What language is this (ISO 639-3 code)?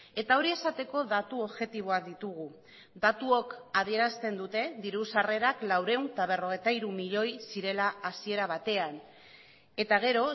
eus